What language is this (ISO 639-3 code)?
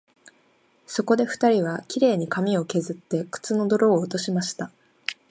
jpn